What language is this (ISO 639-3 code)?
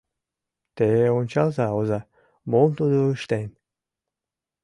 chm